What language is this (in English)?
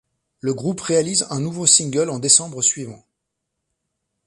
French